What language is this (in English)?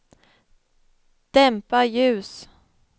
Swedish